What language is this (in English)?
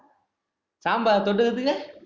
Tamil